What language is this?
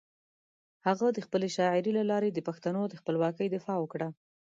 Pashto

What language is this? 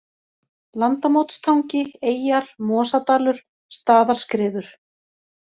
Icelandic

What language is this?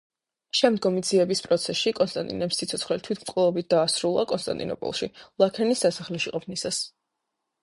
Georgian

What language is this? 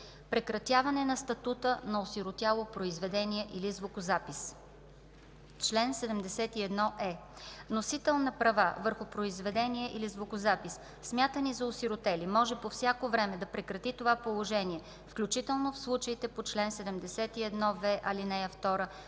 Bulgarian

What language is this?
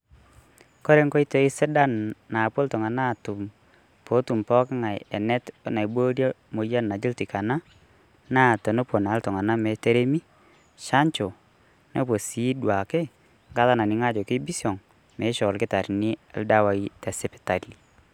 Masai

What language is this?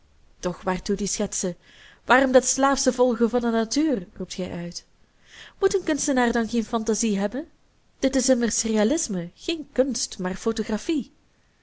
Dutch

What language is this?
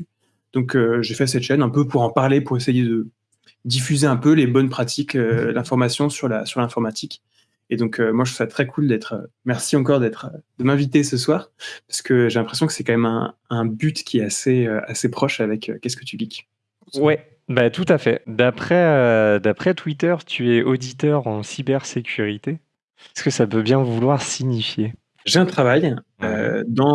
French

